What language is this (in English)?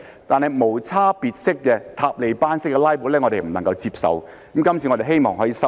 Cantonese